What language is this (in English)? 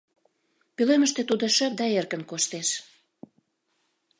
Mari